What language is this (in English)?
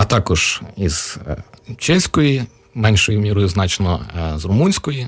Ukrainian